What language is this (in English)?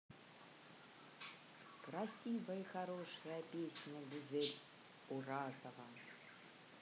Russian